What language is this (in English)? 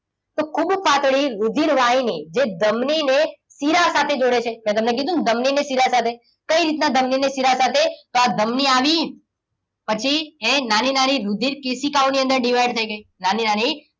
Gujarati